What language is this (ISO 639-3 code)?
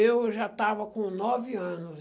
por